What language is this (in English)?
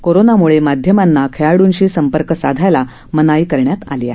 Marathi